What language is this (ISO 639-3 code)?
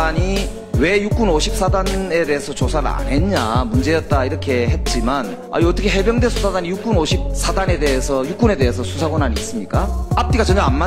kor